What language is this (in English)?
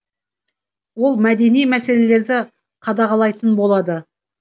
Kazakh